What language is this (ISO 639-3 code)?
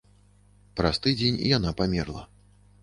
bel